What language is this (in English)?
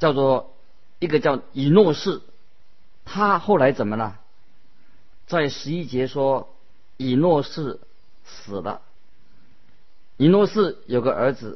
Chinese